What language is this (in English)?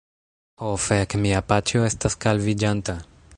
Esperanto